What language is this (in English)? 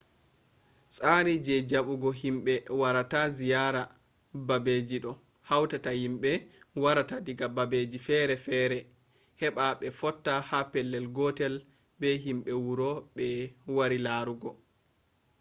Fula